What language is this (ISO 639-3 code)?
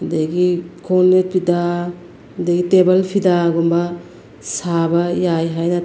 mni